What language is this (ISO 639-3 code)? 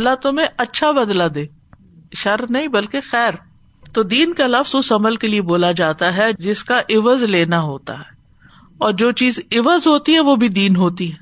urd